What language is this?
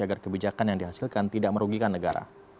Indonesian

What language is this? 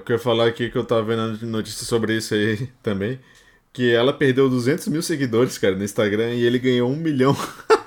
Portuguese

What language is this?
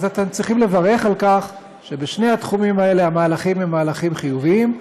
Hebrew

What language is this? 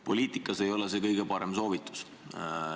Estonian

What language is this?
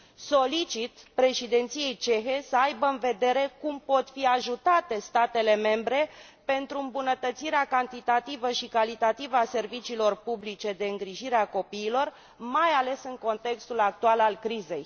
Romanian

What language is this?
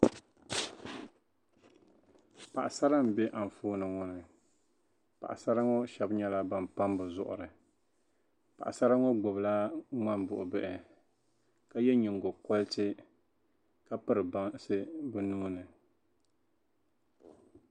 Dagbani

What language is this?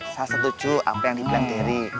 Indonesian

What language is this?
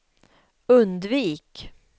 Swedish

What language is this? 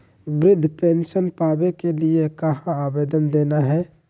Magahi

